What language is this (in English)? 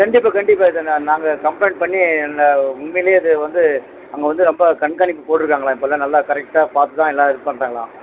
Tamil